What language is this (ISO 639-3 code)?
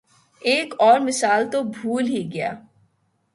urd